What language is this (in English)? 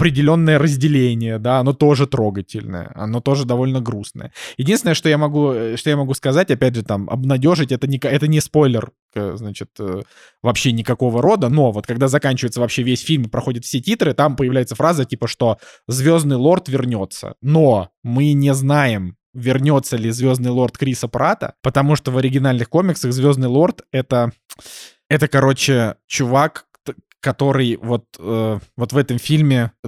Russian